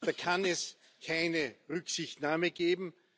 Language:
German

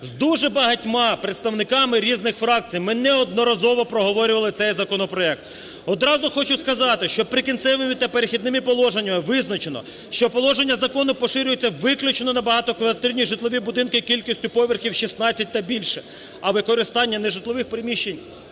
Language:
Ukrainian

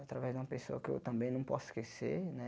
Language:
Portuguese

